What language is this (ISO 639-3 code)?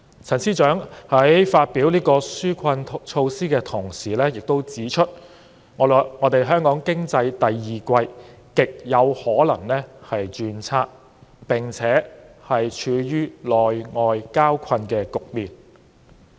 yue